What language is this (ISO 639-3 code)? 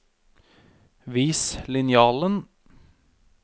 nor